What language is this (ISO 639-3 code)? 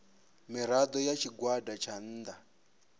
ven